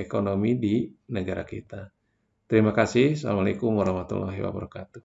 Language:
Indonesian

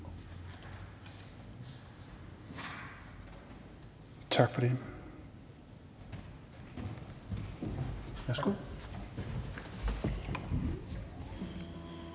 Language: Danish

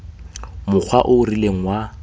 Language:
Tswana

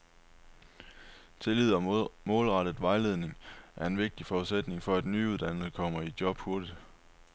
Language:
Danish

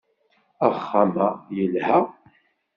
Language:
Kabyle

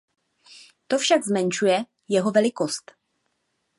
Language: Czech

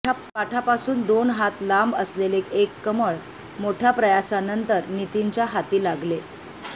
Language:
Marathi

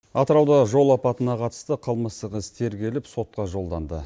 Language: Kazakh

